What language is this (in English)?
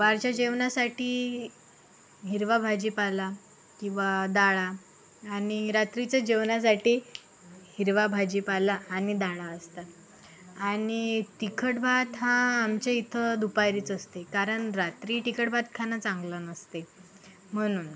Marathi